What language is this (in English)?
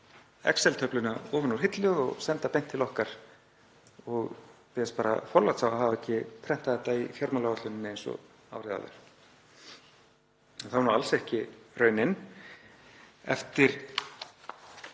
Icelandic